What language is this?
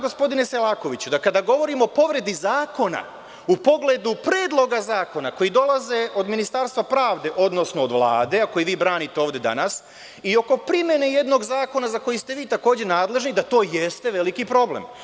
Serbian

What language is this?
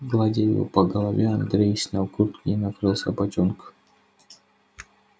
Russian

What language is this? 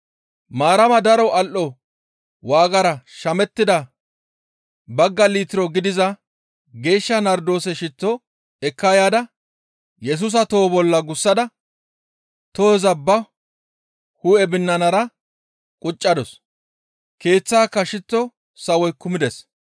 Gamo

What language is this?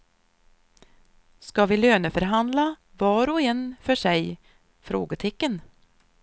Swedish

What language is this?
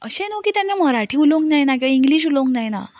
Konkani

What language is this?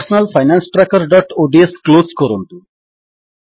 Odia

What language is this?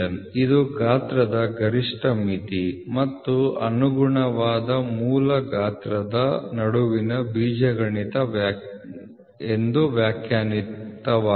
Kannada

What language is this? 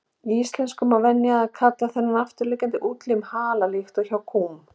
Icelandic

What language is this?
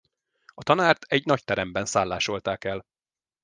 Hungarian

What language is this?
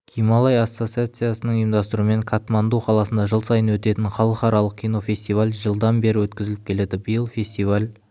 Kazakh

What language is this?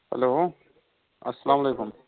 Kashmiri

